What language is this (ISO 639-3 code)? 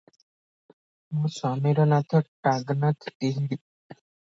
ori